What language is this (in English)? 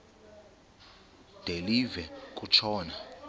Xhosa